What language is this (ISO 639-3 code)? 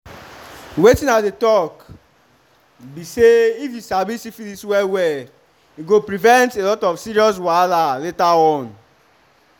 pcm